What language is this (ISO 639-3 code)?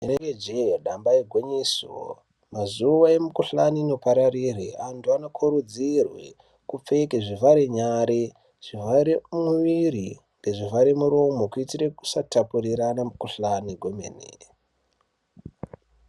ndc